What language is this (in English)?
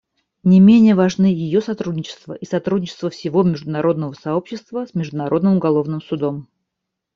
Russian